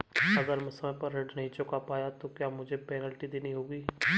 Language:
Hindi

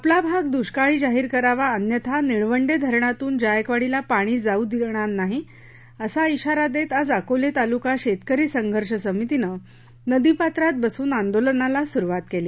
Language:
Marathi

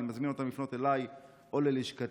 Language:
Hebrew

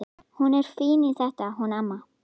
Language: Icelandic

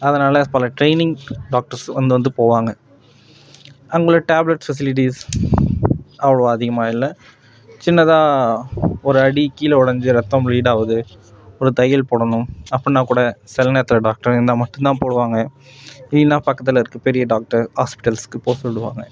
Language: Tamil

